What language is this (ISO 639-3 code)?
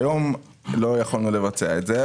heb